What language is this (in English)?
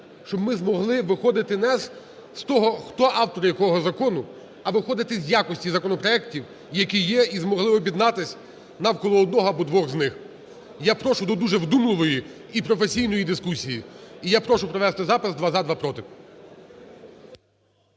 Ukrainian